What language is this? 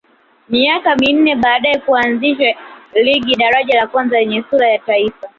Swahili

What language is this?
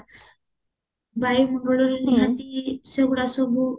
Odia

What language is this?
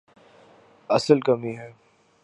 Urdu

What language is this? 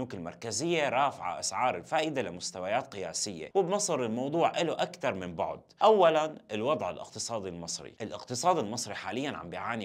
Arabic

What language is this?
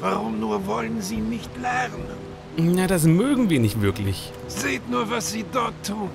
German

